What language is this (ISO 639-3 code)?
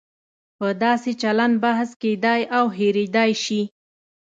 pus